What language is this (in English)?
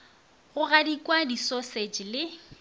Northern Sotho